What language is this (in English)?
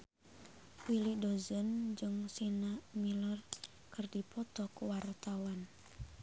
Sundanese